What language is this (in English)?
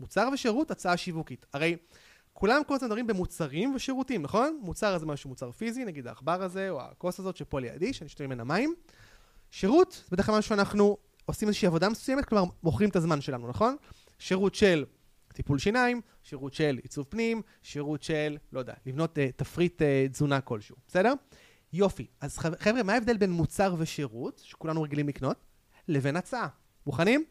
Hebrew